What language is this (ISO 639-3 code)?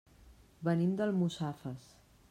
cat